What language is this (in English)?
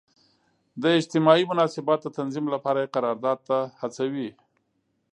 Pashto